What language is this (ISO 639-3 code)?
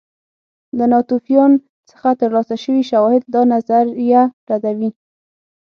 pus